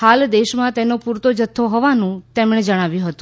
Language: Gujarati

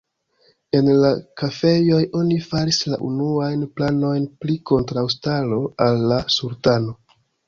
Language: Esperanto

